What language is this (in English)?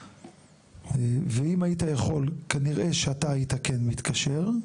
Hebrew